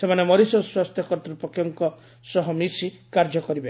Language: Odia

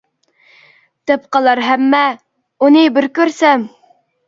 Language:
Uyghur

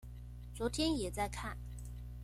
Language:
Chinese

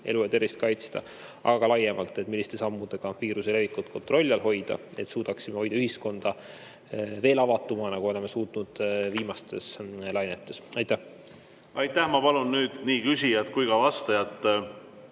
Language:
Estonian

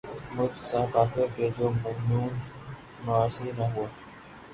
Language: Urdu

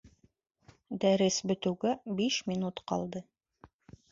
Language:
Bashkir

